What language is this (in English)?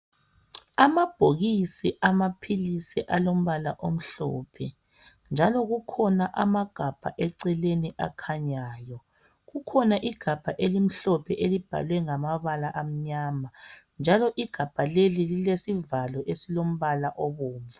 North Ndebele